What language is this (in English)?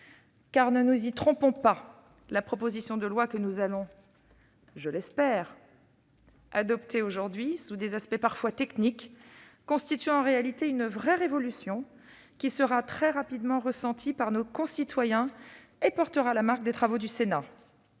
French